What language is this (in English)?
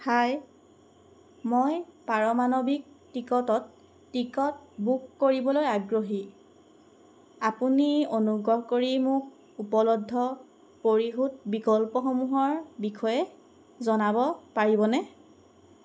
Assamese